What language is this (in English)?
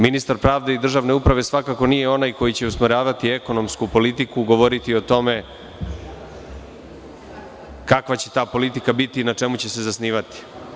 Serbian